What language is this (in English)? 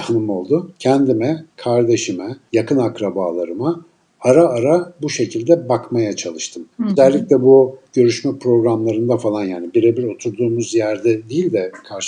Turkish